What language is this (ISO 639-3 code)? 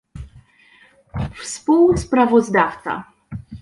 pol